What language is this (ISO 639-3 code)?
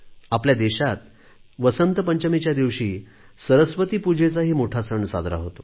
mar